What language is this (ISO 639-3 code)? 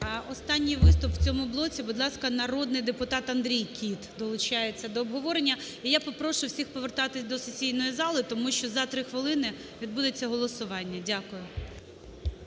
ukr